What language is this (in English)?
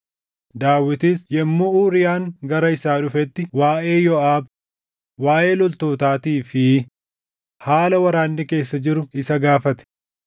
Oromo